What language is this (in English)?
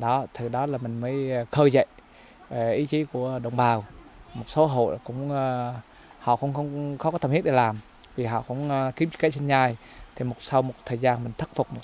Vietnamese